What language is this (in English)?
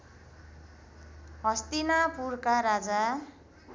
Nepali